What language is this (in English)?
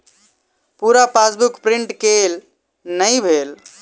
Maithili